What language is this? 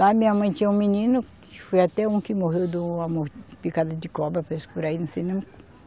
Portuguese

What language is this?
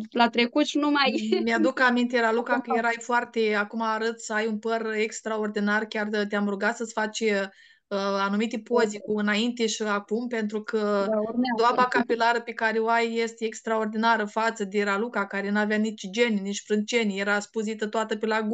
Romanian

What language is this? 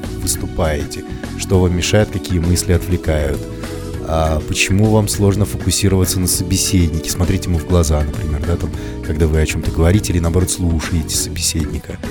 Russian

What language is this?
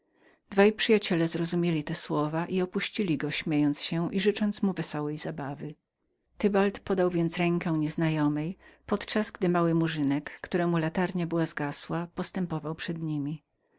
Polish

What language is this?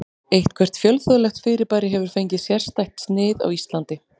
Icelandic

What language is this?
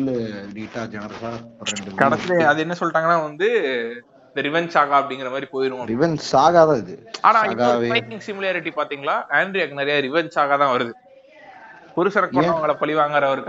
Tamil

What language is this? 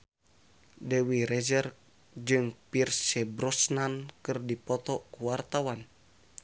Sundanese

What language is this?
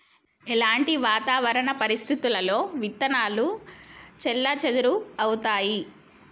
Telugu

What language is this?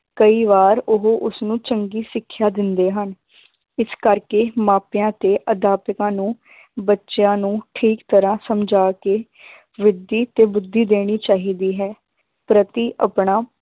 Punjabi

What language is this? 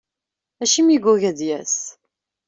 Kabyle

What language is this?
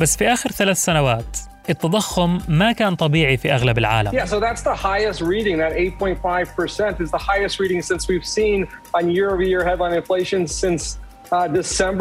Arabic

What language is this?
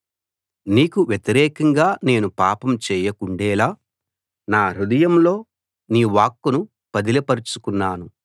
Telugu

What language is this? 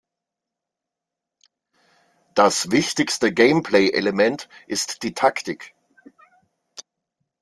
German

